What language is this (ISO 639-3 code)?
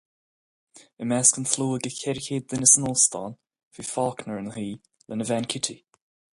gle